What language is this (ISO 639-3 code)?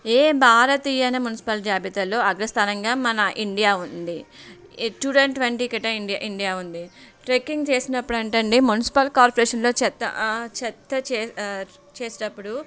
tel